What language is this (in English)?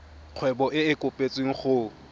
Tswana